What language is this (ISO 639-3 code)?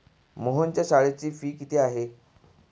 mar